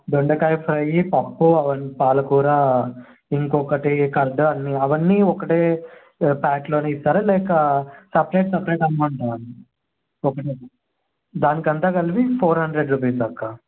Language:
Telugu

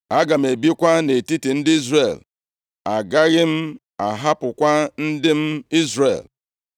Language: Igbo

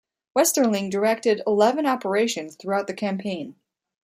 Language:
English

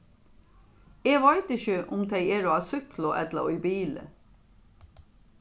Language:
Faroese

